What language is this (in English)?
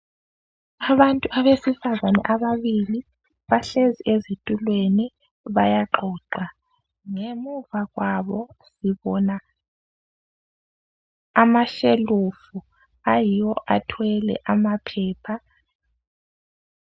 North Ndebele